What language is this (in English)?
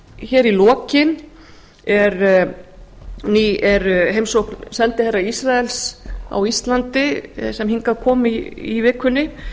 Icelandic